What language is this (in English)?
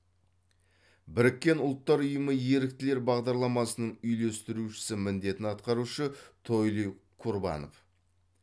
Kazakh